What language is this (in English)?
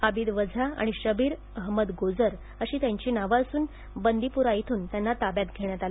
Marathi